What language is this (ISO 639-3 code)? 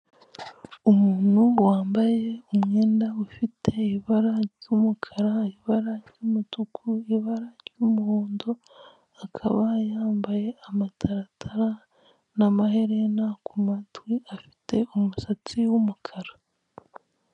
kin